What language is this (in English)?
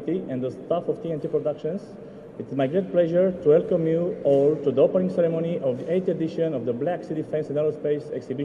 Romanian